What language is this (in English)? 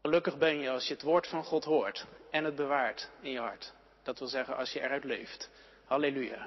Dutch